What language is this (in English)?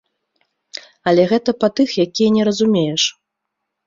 Belarusian